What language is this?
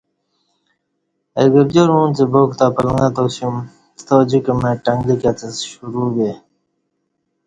Kati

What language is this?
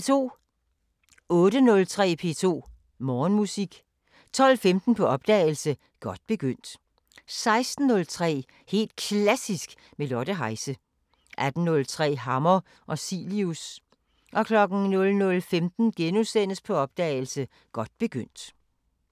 Danish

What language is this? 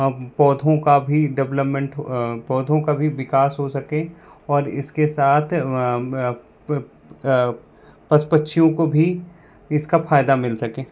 Hindi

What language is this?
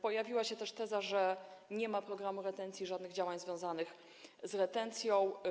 Polish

